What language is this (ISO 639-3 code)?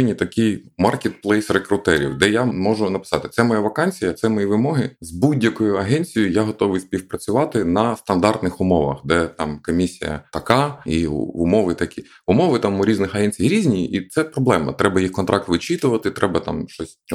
ukr